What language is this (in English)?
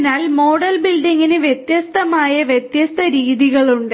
Malayalam